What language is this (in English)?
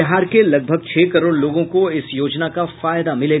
Hindi